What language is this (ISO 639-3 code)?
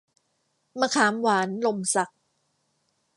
tha